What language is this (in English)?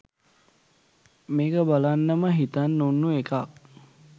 Sinhala